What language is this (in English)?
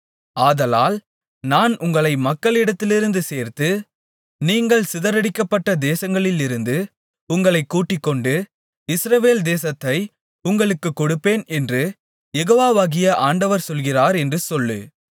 Tamil